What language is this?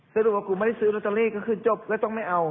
Thai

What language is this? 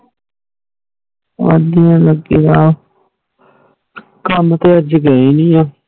Punjabi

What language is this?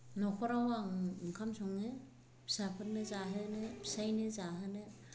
Bodo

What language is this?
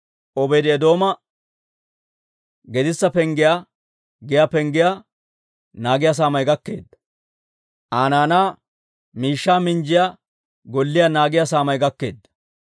Dawro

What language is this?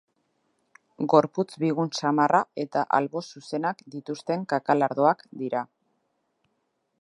Basque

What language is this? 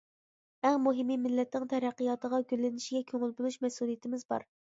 Uyghur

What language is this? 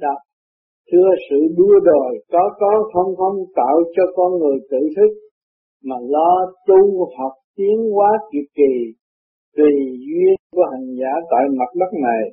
Vietnamese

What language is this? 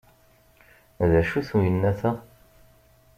Kabyle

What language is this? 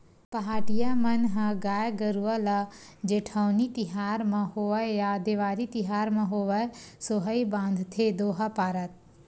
Chhattisgarhi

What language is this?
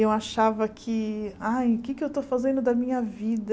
Portuguese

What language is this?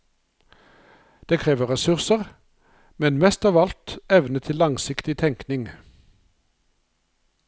Norwegian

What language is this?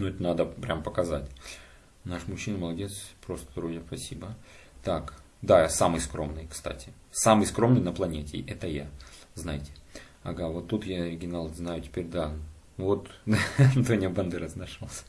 Russian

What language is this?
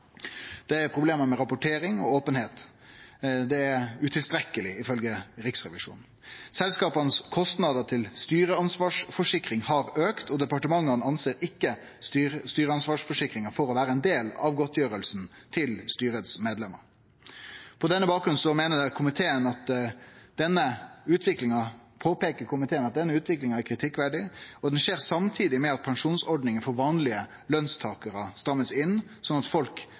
Norwegian Nynorsk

